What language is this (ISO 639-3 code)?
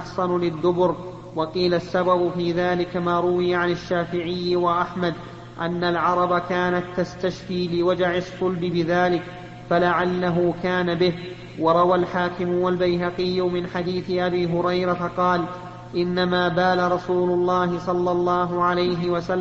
ara